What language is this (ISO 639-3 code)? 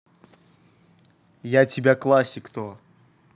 rus